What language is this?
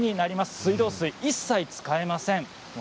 Japanese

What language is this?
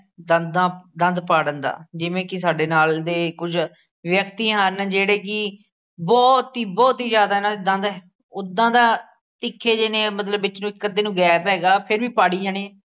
Punjabi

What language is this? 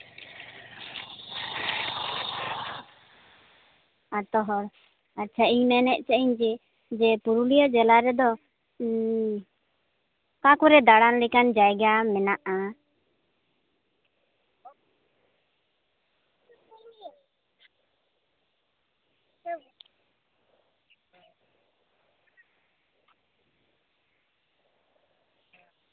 Santali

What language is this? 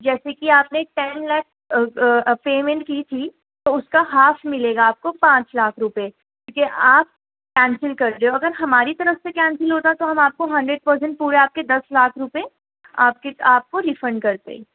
Urdu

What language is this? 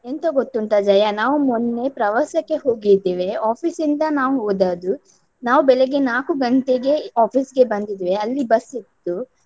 Kannada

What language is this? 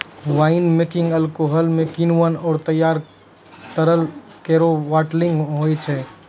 Maithili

